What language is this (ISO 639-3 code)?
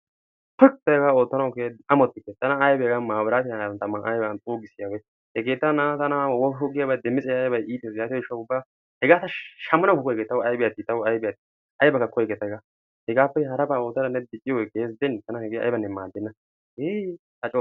wal